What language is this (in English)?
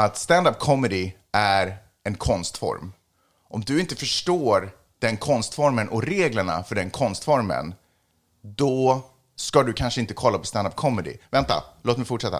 Swedish